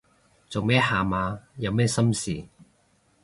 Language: Cantonese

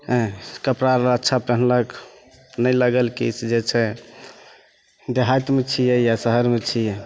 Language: Maithili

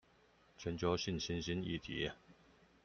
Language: Chinese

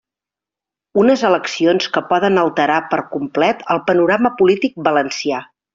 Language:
Catalan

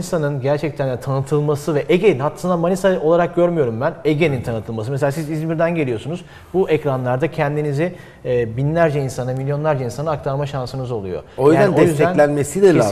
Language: Turkish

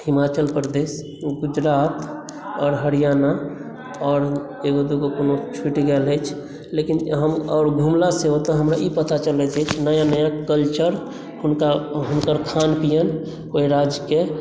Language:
Maithili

